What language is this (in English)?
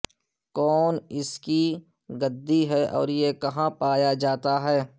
Urdu